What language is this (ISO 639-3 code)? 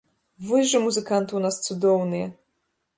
bel